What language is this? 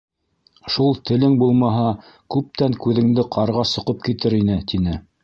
Bashkir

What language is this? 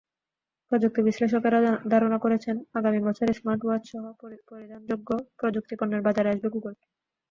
Bangla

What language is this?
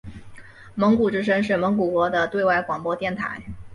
Chinese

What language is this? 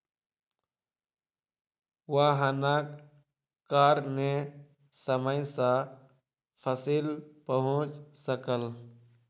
Maithili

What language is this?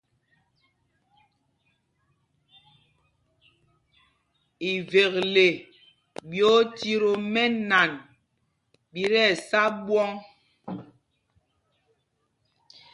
Mpumpong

